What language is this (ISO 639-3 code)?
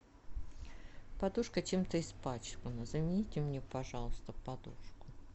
rus